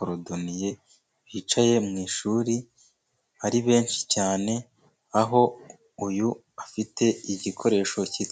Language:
Kinyarwanda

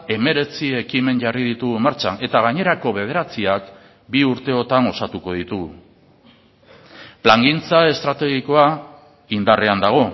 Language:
Basque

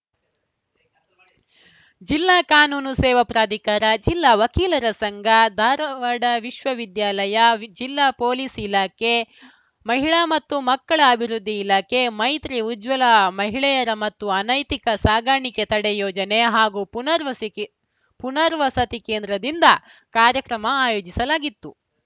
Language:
Kannada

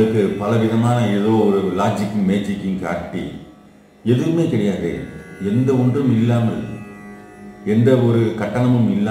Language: Korean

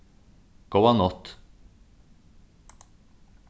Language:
Faroese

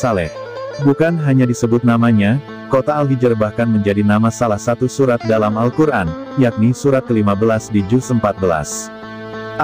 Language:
Indonesian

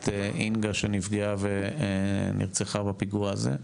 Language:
Hebrew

